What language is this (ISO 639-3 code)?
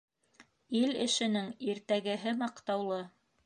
bak